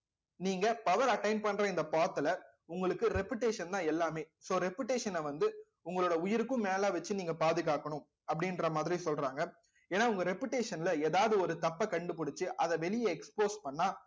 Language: Tamil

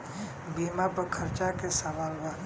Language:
Bhojpuri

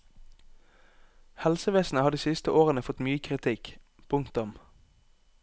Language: Norwegian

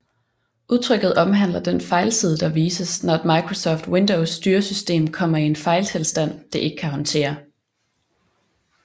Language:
Danish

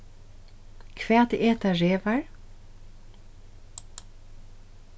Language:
Faroese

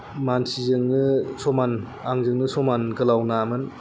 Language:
Bodo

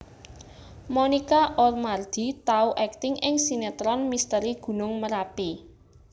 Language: Javanese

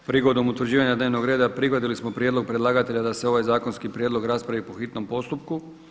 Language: Croatian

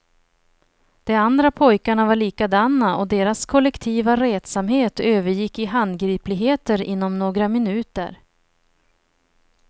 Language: Swedish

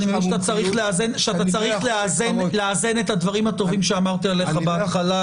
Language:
Hebrew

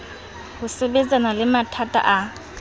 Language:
Southern Sotho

